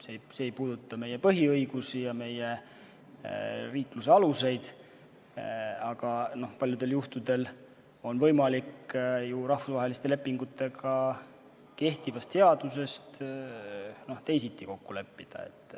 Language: Estonian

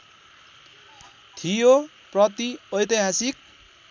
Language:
Nepali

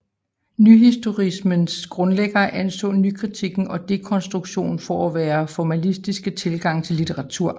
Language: Danish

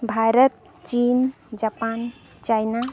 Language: Santali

